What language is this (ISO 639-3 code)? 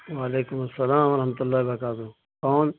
urd